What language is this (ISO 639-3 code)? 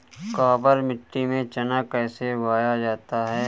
hin